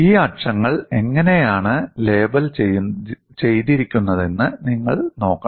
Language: Malayalam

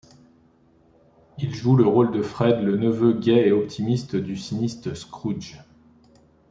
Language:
French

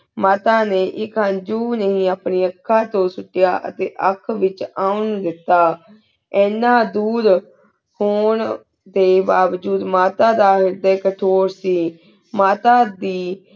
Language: Punjabi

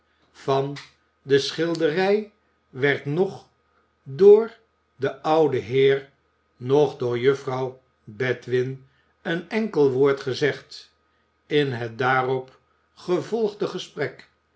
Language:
Dutch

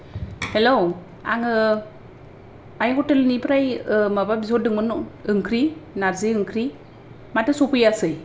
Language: Bodo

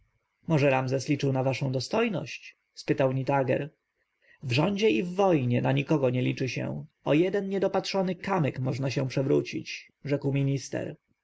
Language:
Polish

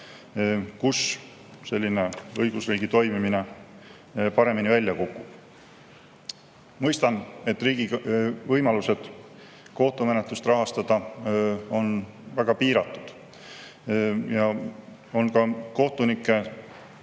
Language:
Estonian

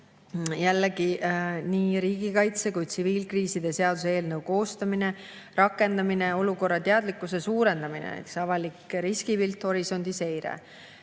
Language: Estonian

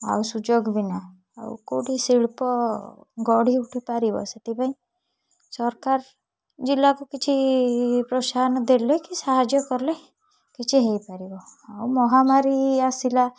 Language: Odia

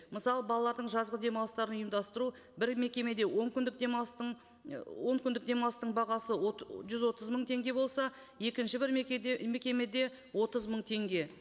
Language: Kazakh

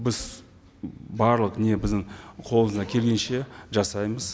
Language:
Kazakh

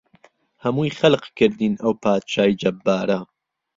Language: Central Kurdish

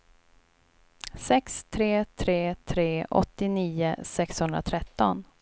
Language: Swedish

